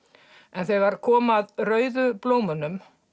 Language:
Icelandic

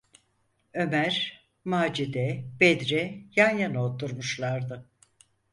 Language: Turkish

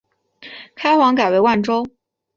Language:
Chinese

